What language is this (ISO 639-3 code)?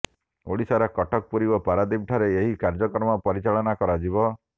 ori